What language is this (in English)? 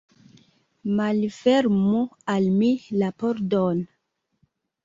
Esperanto